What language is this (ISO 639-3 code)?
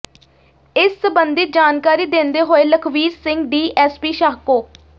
pan